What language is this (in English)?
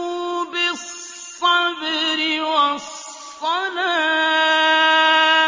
Arabic